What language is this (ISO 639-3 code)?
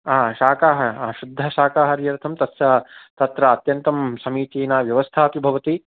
san